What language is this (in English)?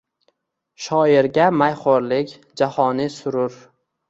Uzbek